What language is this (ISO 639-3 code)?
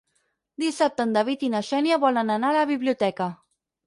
cat